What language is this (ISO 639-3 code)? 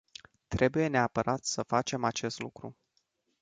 ron